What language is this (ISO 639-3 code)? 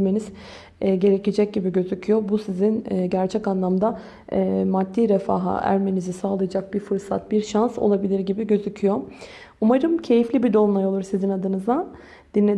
tur